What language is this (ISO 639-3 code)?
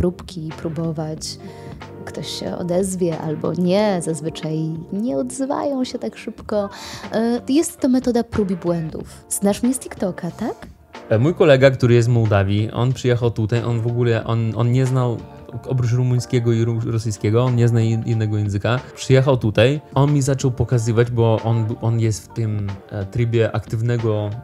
pol